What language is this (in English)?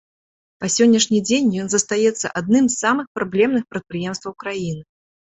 Belarusian